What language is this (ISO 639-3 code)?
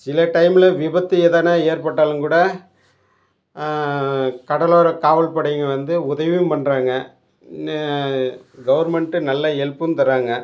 tam